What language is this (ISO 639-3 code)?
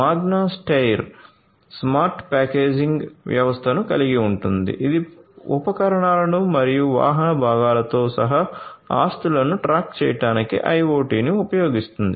tel